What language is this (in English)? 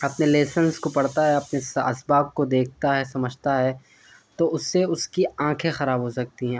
Urdu